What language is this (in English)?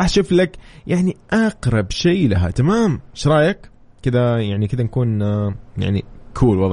Arabic